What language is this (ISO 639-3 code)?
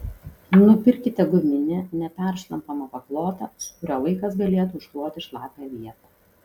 lit